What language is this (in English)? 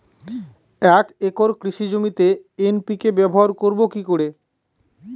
Bangla